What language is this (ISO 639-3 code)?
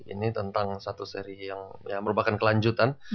ind